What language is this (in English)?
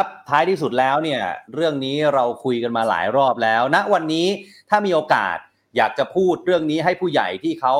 Thai